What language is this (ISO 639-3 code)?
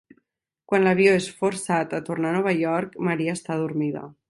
cat